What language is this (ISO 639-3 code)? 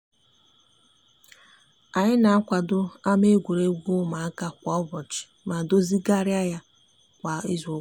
ibo